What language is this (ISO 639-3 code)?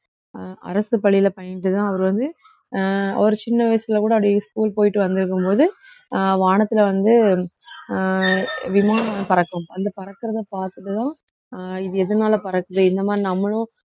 tam